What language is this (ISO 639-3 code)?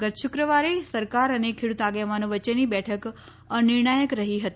guj